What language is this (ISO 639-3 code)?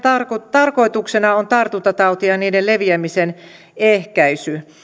fin